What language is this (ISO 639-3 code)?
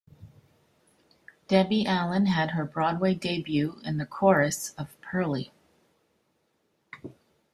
eng